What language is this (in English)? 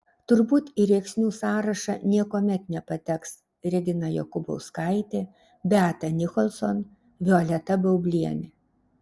Lithuanian